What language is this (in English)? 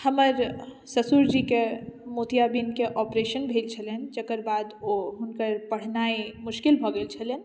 Maithili